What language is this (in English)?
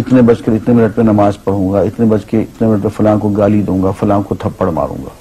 Hindi